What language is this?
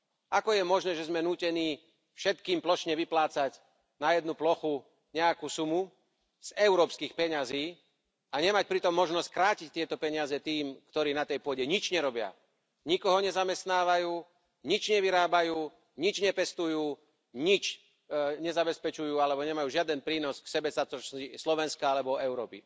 Slovak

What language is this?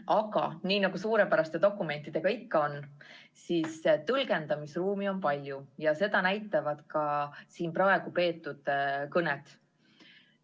Estonian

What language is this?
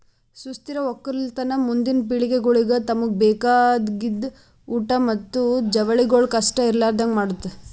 Kannada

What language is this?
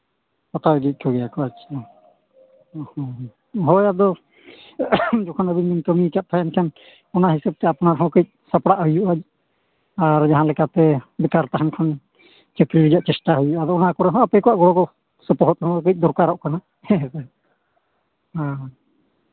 Santali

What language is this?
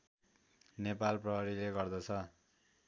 Nepali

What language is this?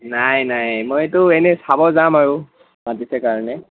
Assamese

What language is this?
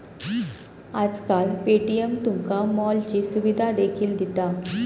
Marathi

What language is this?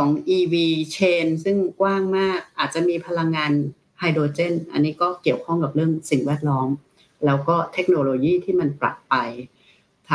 Thai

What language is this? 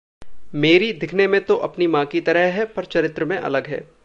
Hindi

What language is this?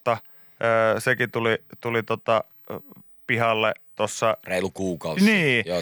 Finnish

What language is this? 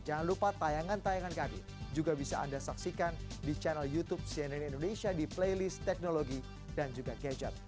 Indonesian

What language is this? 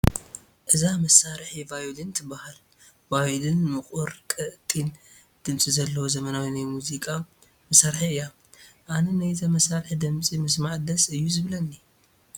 Tigrinya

